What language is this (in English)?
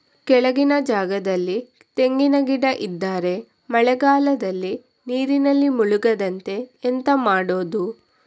Kannada